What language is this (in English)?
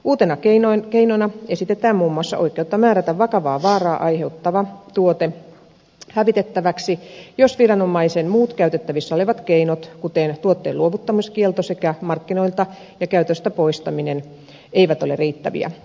Finnish